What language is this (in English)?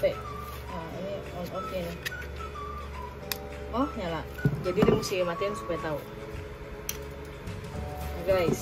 Indonesian